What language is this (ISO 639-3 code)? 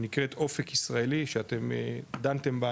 heb